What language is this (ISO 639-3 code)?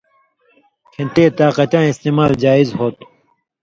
mvy